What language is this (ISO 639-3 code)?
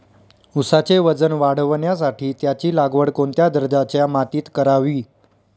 mar